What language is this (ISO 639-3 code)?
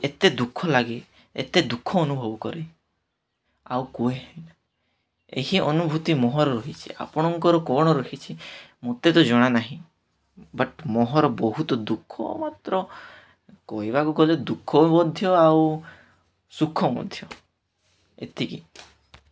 ori